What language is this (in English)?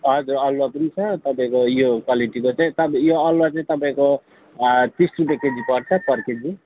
Nepali